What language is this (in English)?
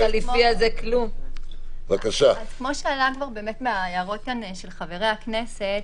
Hebrew